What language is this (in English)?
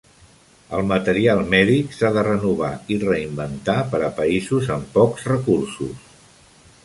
Catalan